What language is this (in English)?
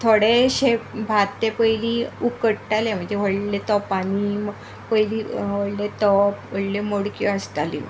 Konkani